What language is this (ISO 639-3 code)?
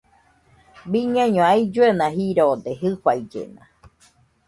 hux